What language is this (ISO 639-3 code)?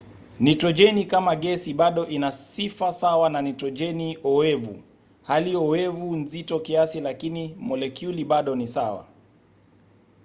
swa